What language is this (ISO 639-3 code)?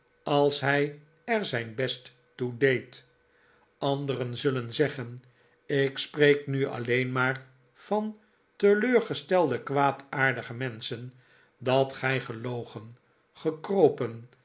nld